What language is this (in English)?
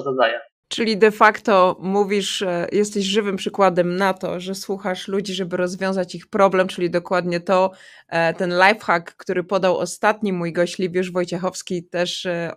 Polish